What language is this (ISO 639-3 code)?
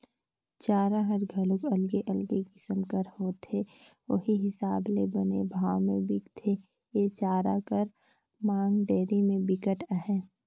hne